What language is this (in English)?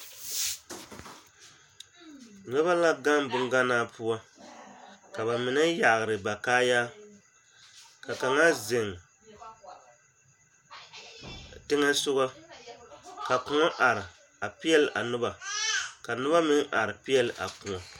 Southern Dagaare